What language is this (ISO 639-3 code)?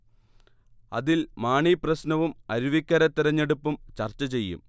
mal